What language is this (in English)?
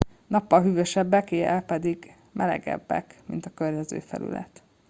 Hungarian